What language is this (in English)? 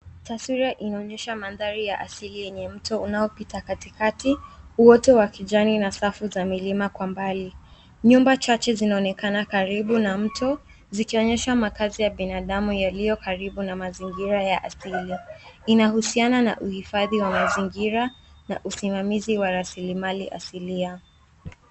Swahili